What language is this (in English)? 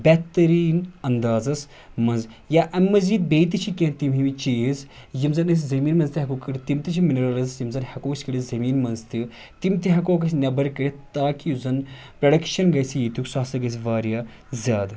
Kashmiri